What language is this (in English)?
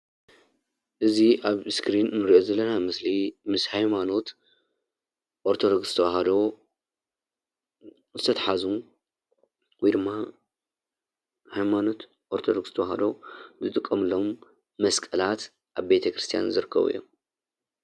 Tigrinya